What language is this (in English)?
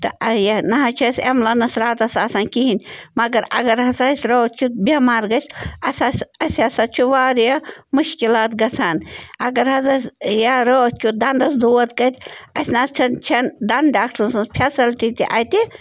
Kashmiri